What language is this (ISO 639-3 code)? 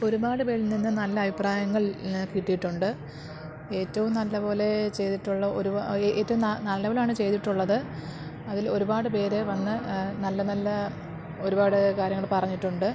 mal